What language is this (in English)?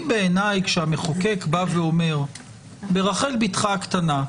Hebrew